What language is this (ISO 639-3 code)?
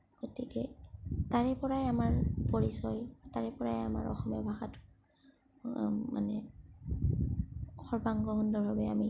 asm